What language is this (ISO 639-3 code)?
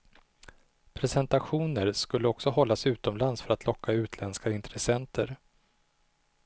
swe